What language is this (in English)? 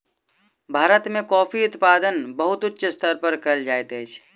Maithili